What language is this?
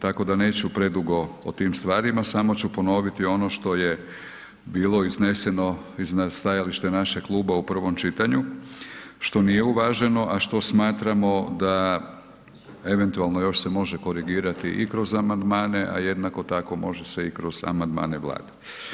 Croatian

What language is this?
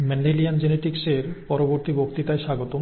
Bangla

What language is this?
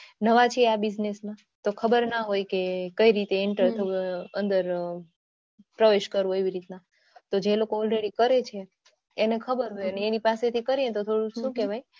Gujarati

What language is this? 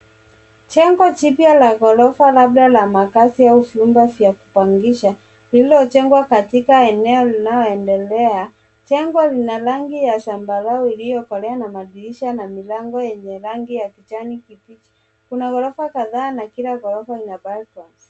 Swahili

